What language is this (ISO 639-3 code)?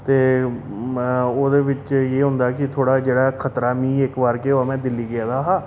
doi